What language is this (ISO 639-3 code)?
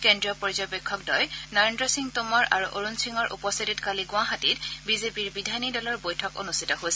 asm